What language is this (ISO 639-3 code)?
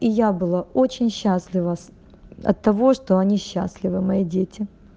rus